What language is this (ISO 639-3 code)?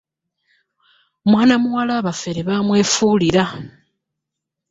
lug